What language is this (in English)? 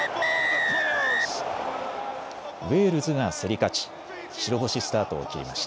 Japanese